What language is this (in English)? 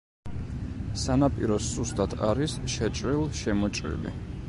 Georgian